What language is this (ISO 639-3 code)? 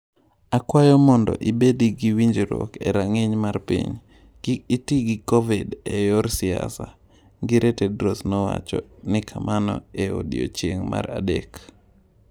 luo